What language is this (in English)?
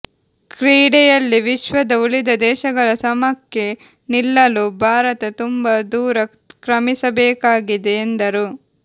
Kannada